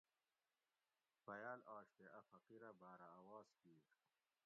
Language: Gawri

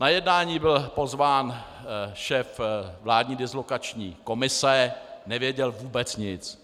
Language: Czech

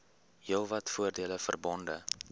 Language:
Afrikaans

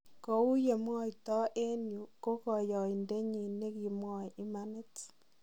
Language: Kalenjin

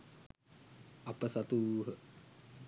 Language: Sinhala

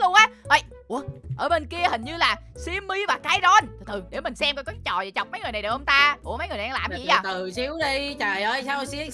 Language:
Vietnamese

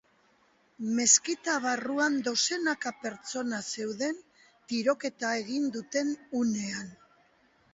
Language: Basque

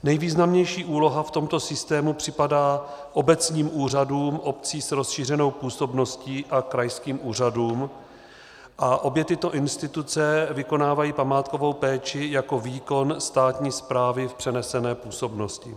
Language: Czech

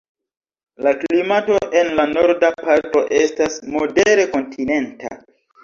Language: Esperanto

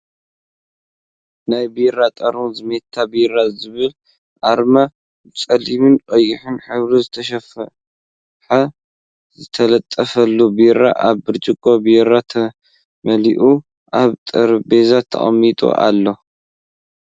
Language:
Tigrinya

